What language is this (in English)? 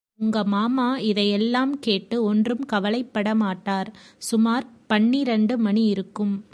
Tamil